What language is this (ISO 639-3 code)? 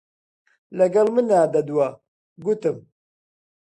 ckb